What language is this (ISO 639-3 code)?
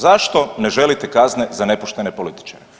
hrv